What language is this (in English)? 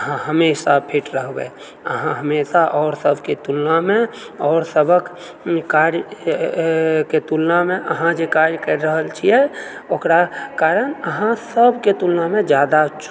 Maithili